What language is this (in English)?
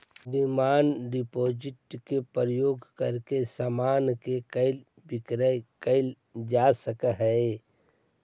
Magahi